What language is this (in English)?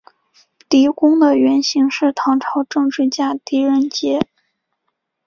Chinese